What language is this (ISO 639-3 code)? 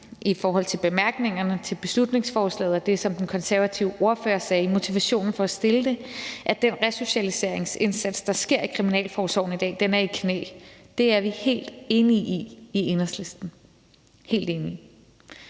dan